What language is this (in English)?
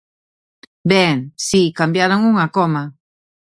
Galician